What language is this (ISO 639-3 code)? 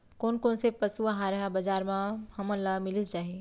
hne